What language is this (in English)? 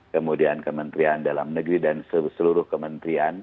Indonesian